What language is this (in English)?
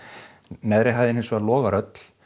Icelandic